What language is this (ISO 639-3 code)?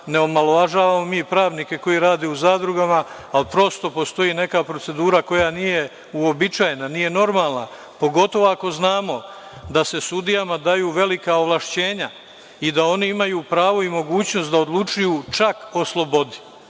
srp